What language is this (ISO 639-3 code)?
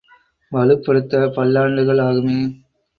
tam